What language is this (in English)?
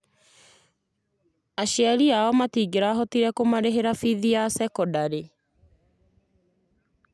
Kikuyu